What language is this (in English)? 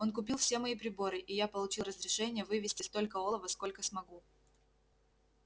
Russian